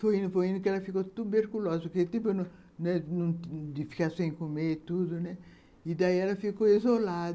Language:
Portuguese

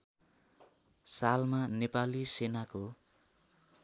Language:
Nepali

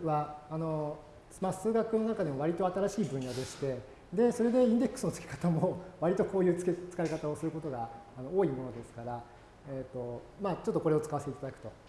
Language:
Japanese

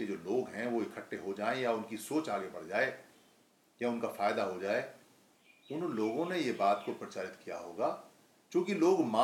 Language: Hindi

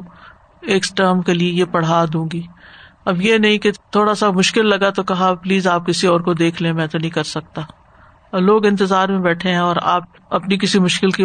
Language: Urdu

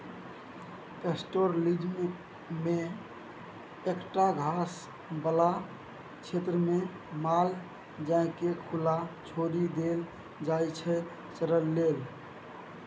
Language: Maithili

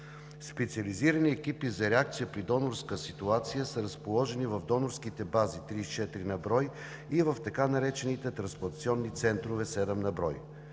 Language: Bulgarian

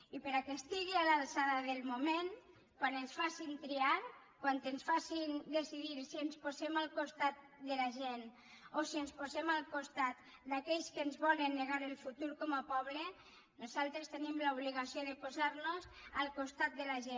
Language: Catalan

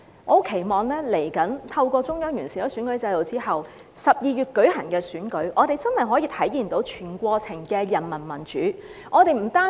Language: Cantonese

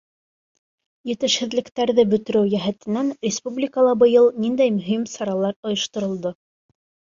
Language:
Bashkir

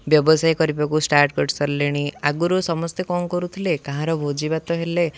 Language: Odia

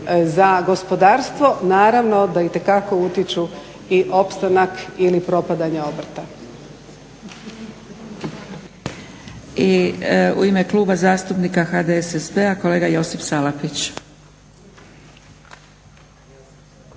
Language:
Croatian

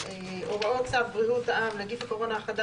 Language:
Hebrew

